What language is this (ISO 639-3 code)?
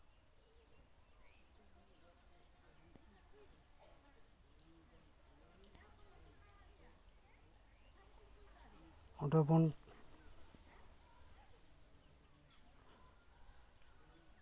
sat